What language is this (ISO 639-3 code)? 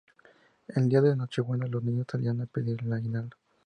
spa